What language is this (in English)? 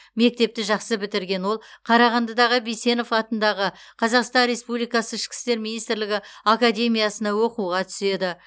Kazakh